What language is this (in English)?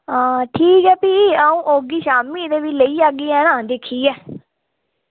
Dogri